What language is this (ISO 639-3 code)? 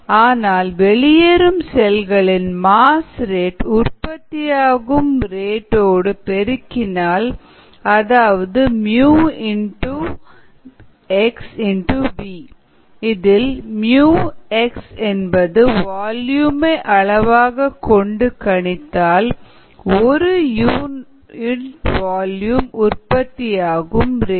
tam